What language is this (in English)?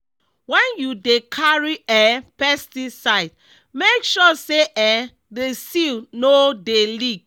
Nigerian Pidgin